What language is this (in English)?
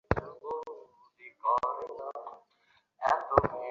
Bangla